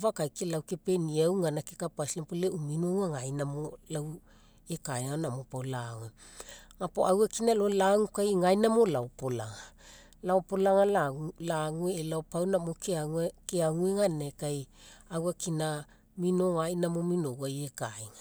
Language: Mekeo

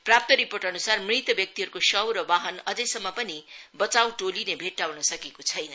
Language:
Nepali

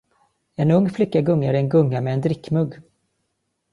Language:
Swedish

